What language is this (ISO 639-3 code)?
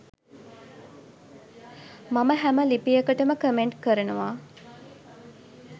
sin